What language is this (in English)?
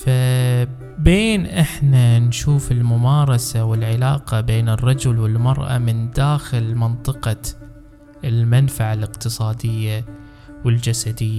Arabic